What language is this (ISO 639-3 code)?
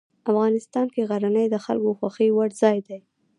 pus